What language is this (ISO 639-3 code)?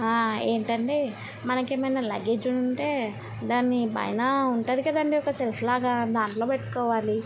tel